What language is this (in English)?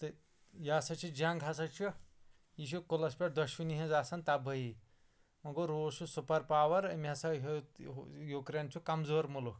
Kashmiri